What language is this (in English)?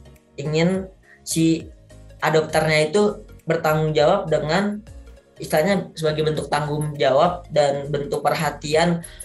Indonesian